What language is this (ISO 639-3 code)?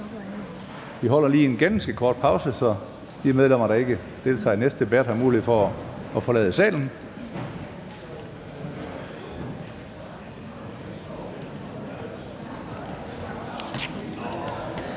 dan